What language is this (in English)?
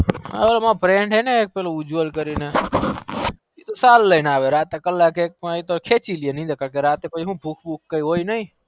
Gujarati